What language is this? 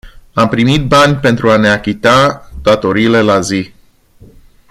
Romanian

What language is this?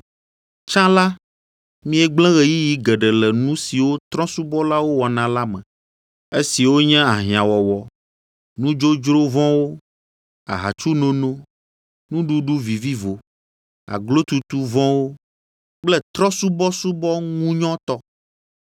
Ewe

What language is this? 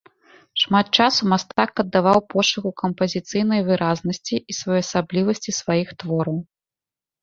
Belarusian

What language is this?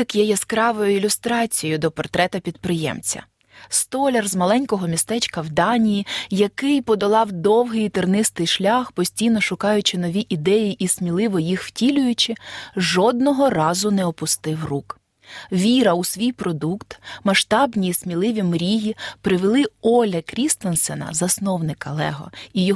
Ukrainian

